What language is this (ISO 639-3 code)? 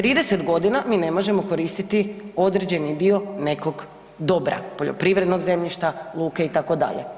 hrv